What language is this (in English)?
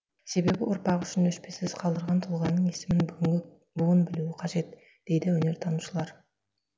Kazakh